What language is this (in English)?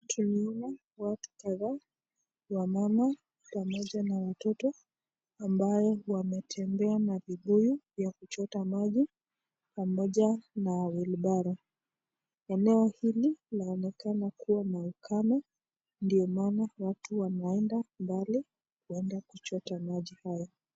Swahili